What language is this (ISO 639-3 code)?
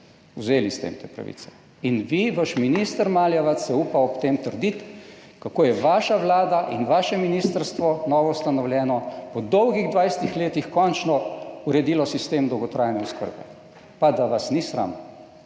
slv